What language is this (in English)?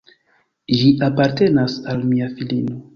Esperanto